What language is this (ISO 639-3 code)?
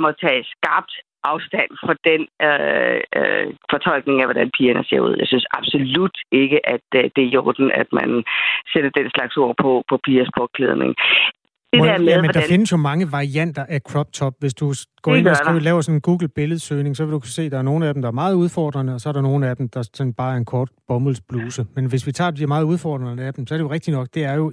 dan